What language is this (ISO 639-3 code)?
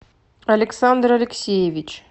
rus